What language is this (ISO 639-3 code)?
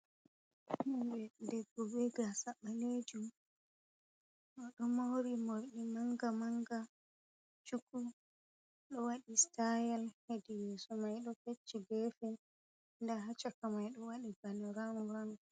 ful